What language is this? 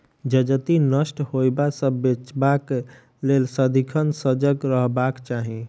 Maithili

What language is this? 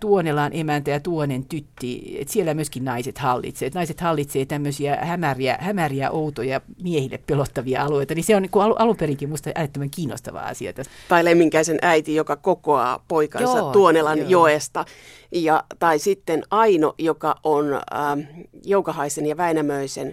Finnish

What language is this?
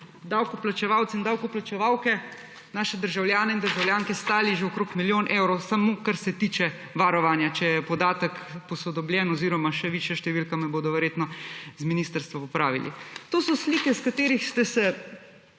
Slovenian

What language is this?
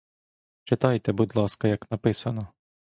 Ukrainian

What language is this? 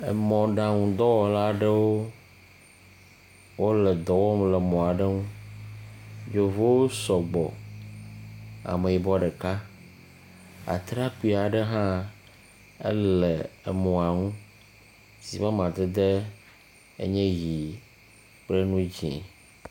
Ewe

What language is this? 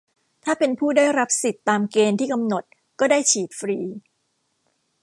Thai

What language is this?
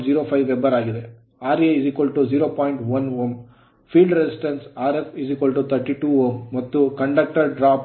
Kannada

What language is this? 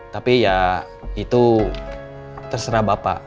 Indonesian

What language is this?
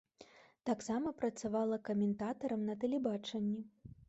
Belarusian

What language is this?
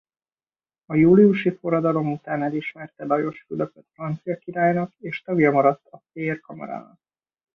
Hungarian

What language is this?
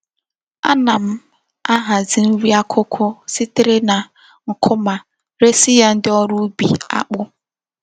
Igbo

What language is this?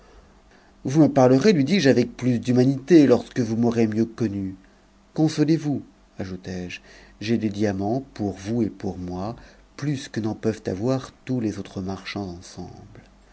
French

